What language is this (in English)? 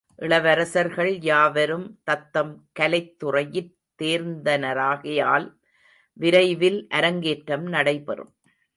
Tamil